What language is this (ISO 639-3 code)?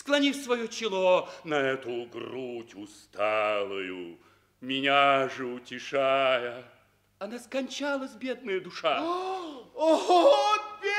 rus